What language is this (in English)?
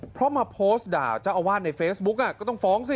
Thai